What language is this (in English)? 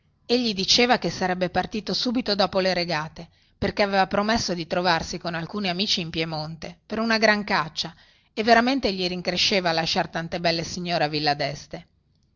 Italian